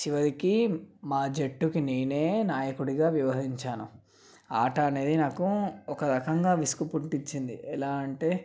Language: Telugu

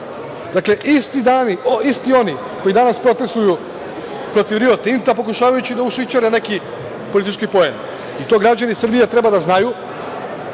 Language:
Serbian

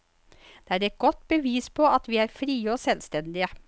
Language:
Norwegian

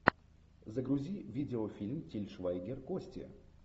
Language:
Russian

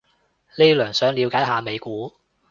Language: Cantonese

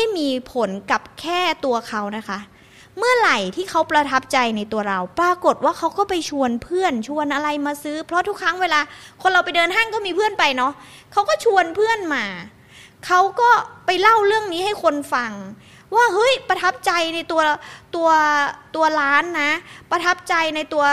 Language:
Thai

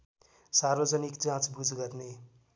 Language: Nepali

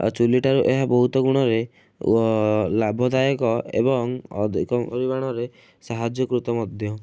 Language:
Odia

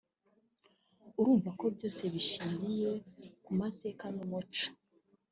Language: Kinyarwanda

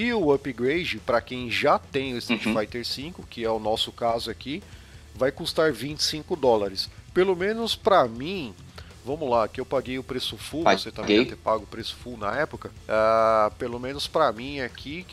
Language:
Portuguese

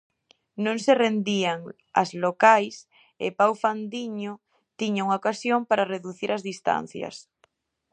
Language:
Galician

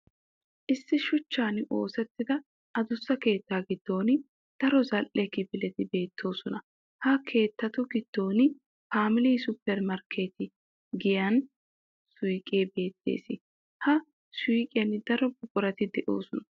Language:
Wolaytta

